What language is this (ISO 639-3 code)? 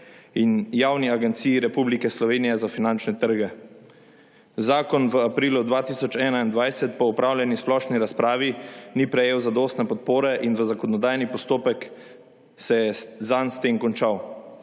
slv